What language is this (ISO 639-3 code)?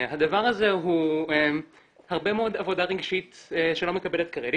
heb